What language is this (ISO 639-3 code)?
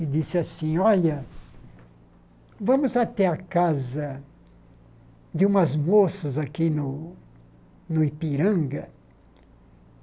por